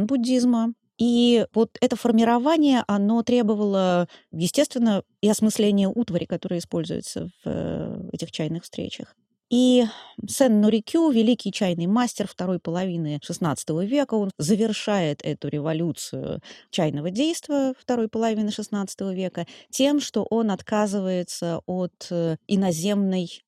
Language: Russian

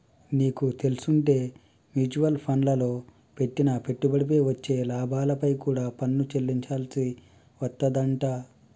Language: Telugu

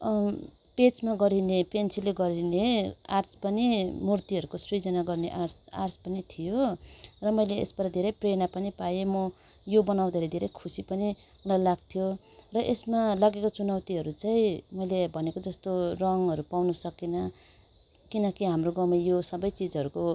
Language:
Nepali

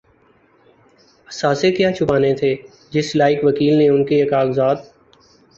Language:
Urdu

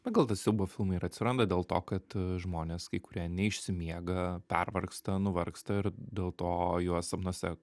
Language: Lithuanian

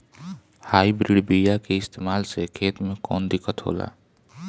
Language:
Bhojpuri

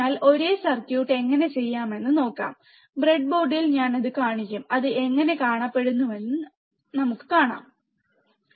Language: Malayalam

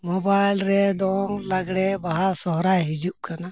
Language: Santali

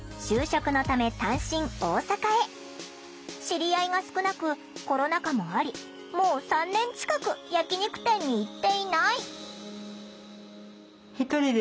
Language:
Japanese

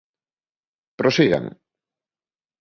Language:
Galician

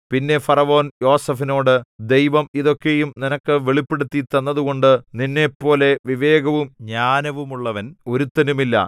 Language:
Malayalam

